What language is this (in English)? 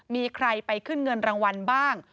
Thai